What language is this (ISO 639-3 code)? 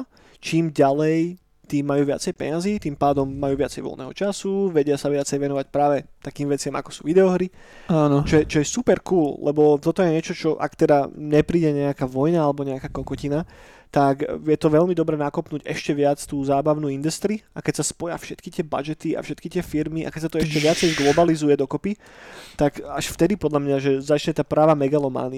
slk